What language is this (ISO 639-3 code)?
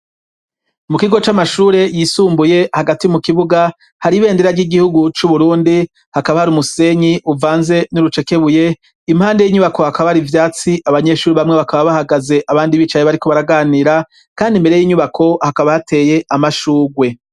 run